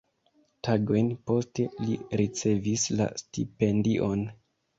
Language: Esperanto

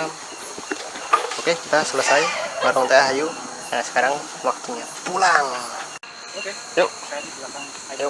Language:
Indonesian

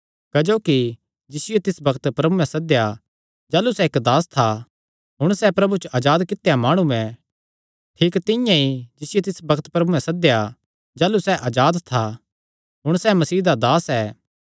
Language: Kangri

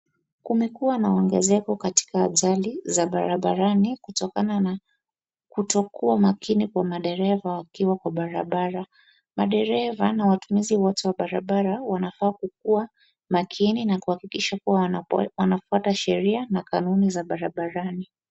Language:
Swahili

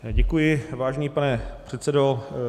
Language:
Czech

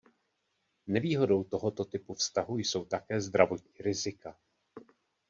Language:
Czech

